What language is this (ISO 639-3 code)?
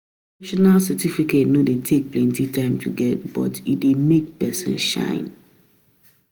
pcm